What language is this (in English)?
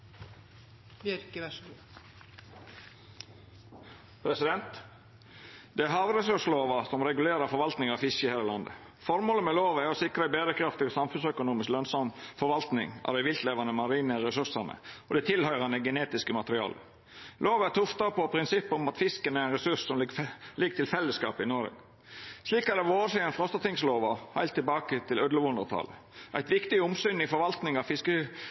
Norwegian Nynorsk